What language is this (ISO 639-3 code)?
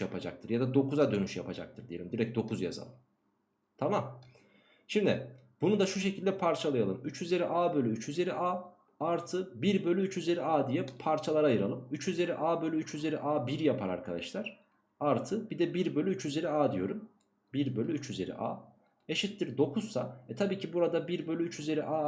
tur